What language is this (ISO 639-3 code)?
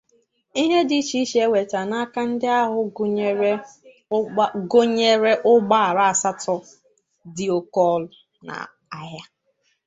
ibo